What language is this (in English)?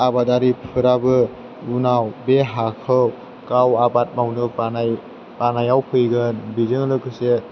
Bodo